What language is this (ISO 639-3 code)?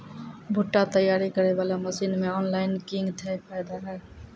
mai